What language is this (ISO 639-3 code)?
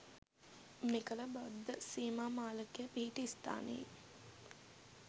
sin